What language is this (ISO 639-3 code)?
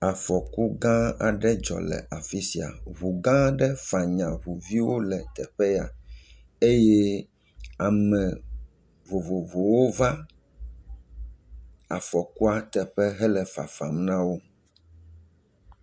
ewe